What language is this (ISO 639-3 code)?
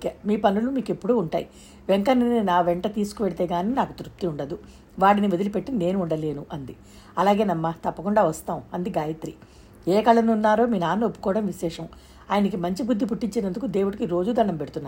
tel